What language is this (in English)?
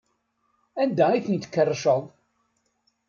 Kabyle